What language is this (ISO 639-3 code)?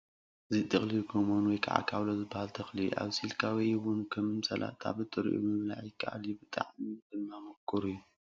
tir